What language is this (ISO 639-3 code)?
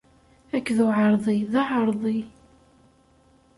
kab